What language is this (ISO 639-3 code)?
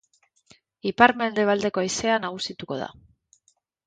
eus